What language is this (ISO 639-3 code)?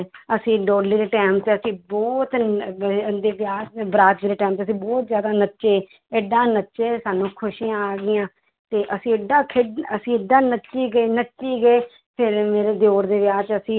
pan